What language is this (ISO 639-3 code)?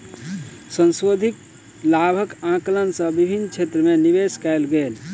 mai